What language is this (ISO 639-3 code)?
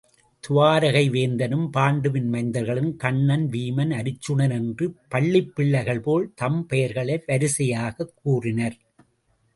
tam